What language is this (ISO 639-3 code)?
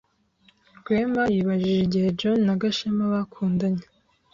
kin